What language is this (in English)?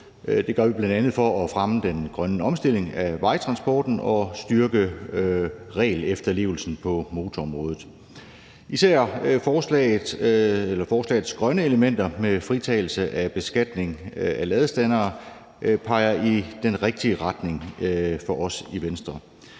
Danish